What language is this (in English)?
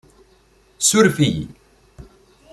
Kabyle